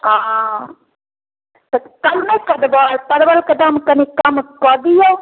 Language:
Maithili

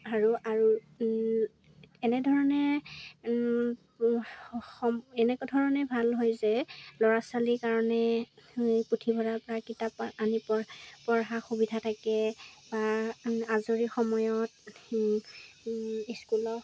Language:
Assamese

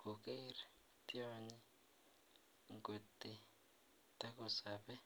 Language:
Kalenjin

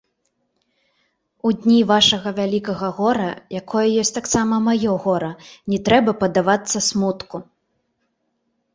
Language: Belarusian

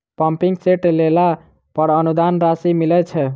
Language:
Maithili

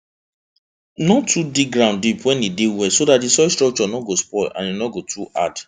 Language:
Nigerian Pidgin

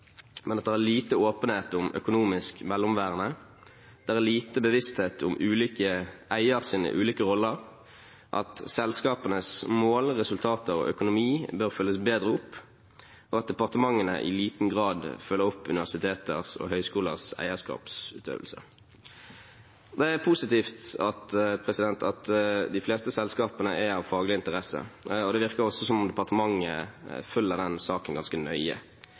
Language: Norwegian Bokmål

